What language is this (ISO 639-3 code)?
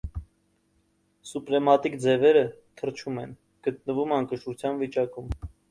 hye